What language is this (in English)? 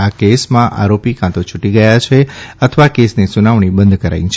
Gujarati